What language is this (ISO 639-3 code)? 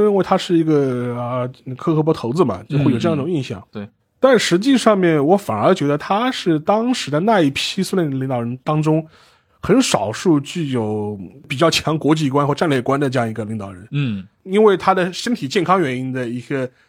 zho